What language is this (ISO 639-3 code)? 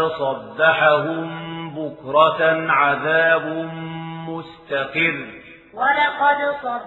ara